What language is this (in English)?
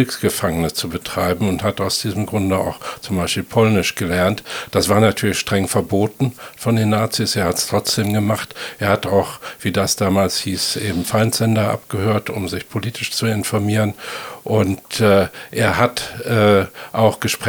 German